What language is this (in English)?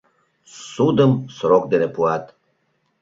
Mari